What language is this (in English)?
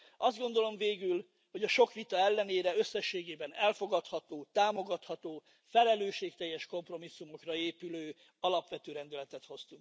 Hungarian